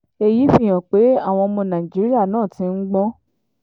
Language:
Yoruba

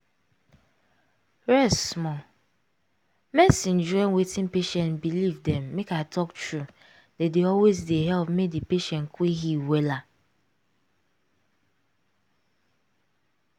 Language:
Nigerian Pidgin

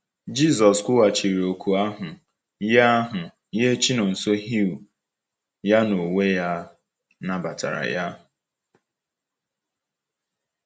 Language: Igbo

